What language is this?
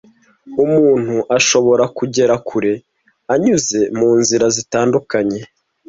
Kinyarwanda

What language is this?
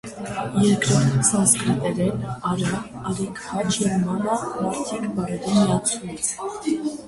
Armenian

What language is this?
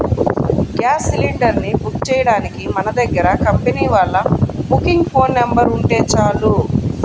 Telugu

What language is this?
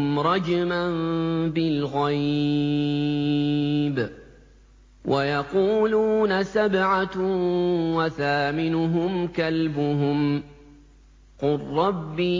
Arabic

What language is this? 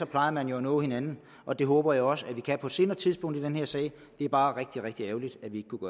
Danish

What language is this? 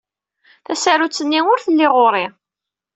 Kabyle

